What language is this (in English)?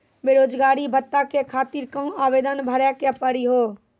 Maithili